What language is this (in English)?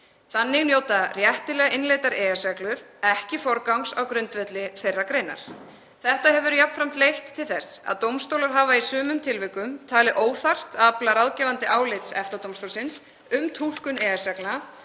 Icelandic